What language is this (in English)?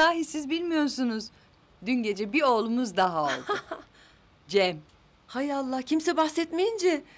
Turkish